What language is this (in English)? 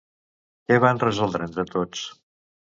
Catalan